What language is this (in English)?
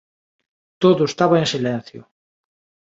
Galician